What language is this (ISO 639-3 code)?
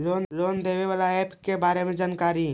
mag